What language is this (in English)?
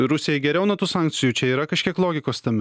Lithuanian